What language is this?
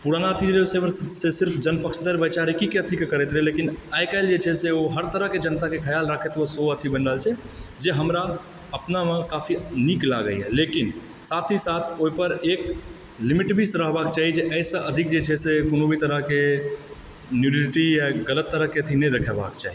Maithili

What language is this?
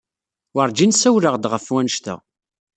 Kabyle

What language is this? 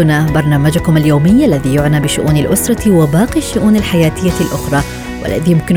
Arabic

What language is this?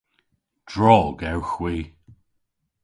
Cornish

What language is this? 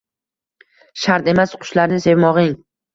Uzbek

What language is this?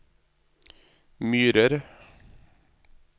Norwegian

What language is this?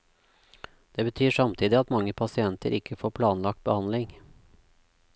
Norwegian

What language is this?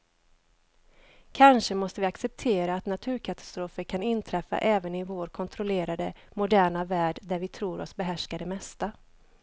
Swedish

